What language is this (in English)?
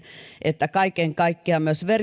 Finnish